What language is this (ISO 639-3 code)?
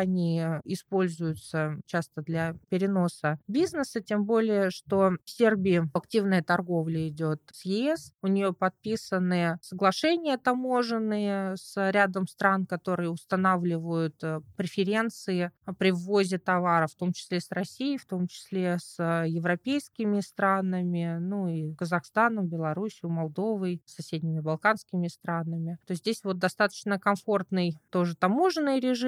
rus